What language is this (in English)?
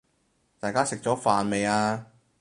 Cantonese